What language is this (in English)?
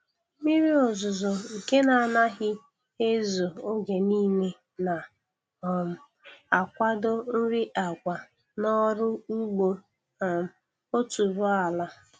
Igbo